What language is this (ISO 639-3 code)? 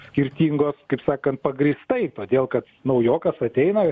lit